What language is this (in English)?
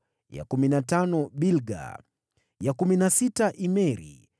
Swahili